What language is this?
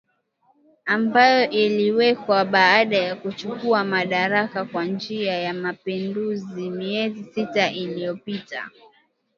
Swahili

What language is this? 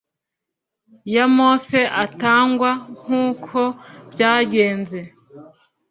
Kinyarwanda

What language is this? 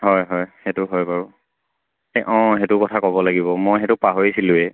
Assamese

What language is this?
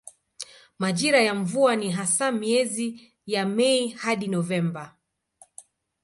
Swahili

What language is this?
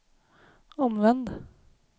Swedish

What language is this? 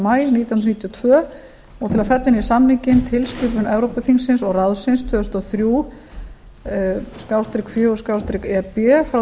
Icelandic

